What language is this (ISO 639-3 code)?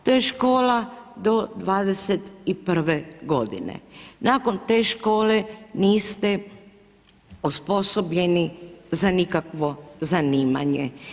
hrv